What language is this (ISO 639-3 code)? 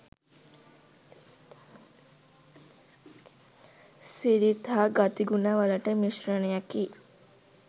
sin